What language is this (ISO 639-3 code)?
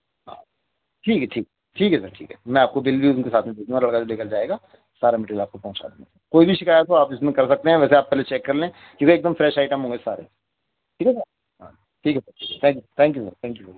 urd